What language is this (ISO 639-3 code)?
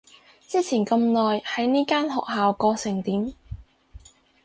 yue